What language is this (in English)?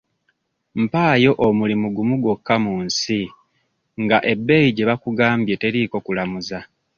Ganda